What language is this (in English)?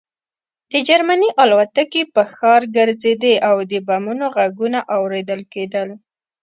Pashto